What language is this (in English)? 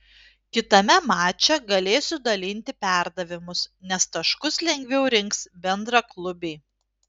Lithuanian